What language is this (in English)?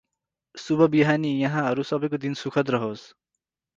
Nepali